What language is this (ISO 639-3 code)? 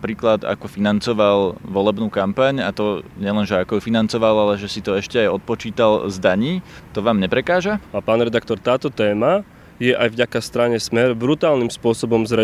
slk